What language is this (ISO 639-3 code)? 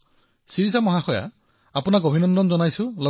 asm